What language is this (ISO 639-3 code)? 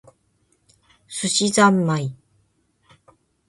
jpn